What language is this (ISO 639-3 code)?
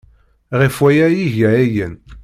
kab